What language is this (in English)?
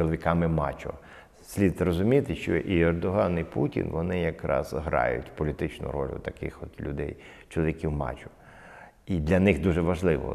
Ukrainian